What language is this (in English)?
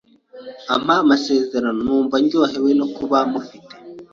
Kinyarwanda